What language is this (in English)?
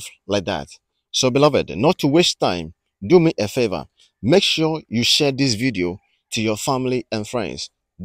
English